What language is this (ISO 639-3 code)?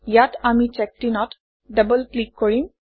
asm